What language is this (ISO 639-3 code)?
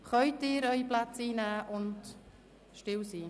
gsw